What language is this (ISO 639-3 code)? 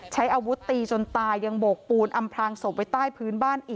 tha